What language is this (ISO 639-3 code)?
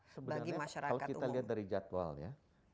ind